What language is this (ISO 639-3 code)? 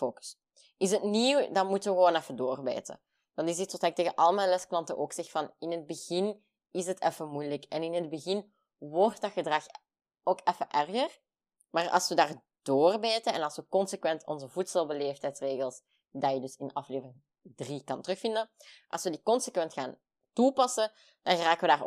nld